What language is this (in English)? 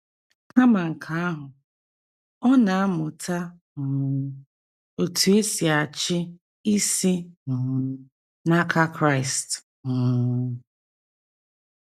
Igbo